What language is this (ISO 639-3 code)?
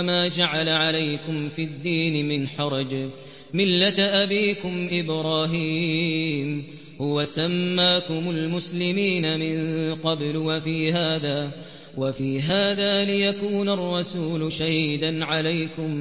ara